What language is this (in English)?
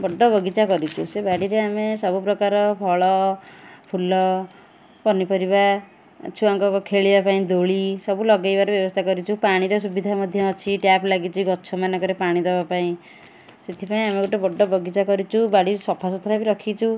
Odia